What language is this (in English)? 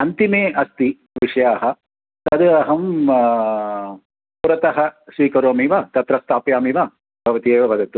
Sanskrit